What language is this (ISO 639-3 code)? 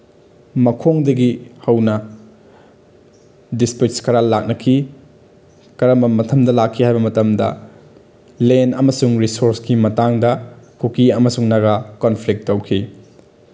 mni